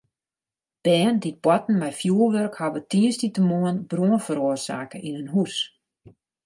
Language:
Western Frisian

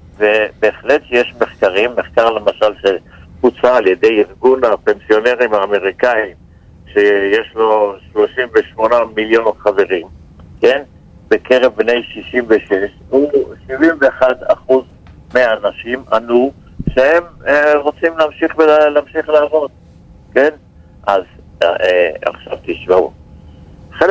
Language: Hebrew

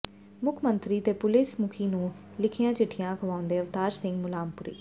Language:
Punjabi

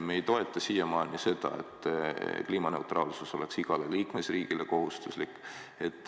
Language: Estonian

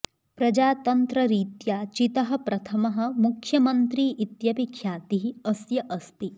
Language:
Sanskrit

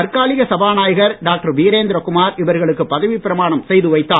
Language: Tamil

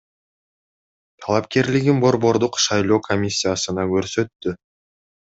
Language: Kyrgyz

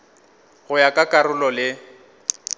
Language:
Northern Sotho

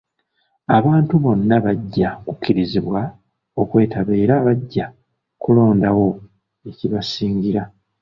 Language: Ganda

